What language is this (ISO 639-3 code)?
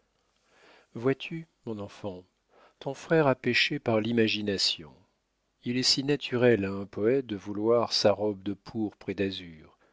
fra